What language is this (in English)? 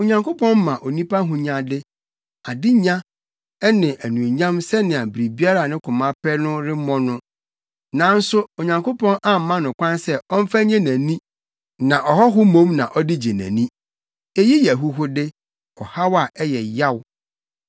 Akan